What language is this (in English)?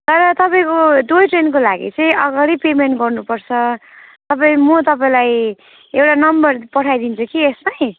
Nepali